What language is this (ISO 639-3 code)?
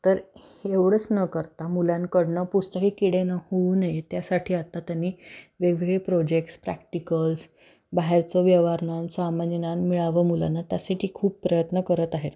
mar